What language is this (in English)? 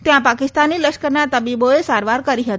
Gujarati